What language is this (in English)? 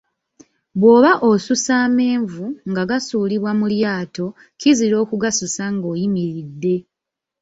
Ganda